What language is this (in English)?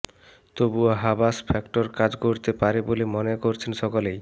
Bangla